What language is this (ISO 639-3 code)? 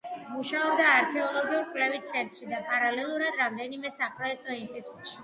kat